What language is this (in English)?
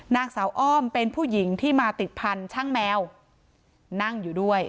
Thai